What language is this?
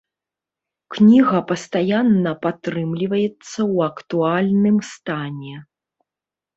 Belarusian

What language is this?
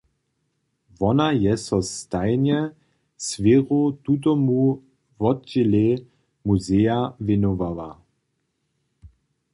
Upper Sorbian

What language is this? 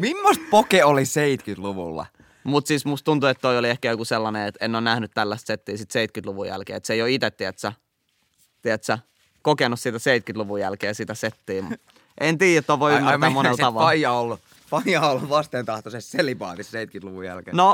Finnish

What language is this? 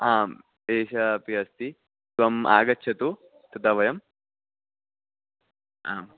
Sanskrit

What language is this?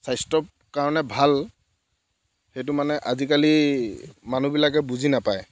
Assamese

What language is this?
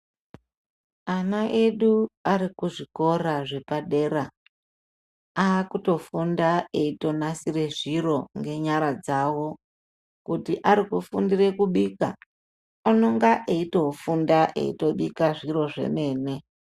Ndau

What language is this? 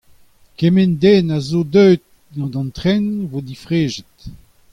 Breton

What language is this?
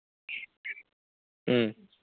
Manipuri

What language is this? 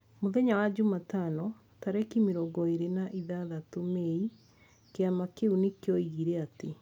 Kikuyu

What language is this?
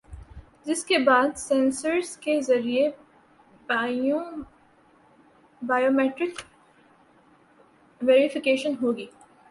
Urdu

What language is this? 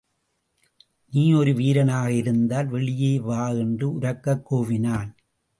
Tamil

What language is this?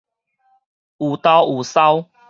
Min Nan Chinese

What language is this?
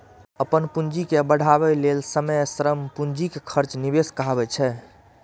Maithili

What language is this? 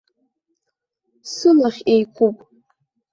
Abkhazian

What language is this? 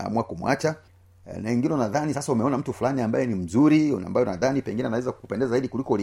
Swahili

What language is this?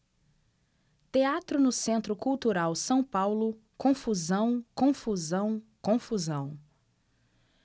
Portuguese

